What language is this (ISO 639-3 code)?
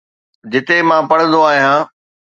snd